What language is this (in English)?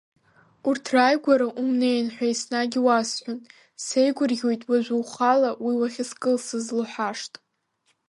Abkhazian